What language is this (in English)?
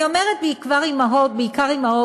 Hebrew